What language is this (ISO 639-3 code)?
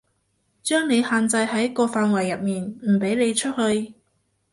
yue